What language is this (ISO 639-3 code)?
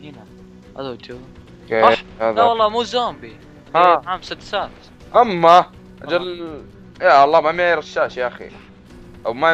ara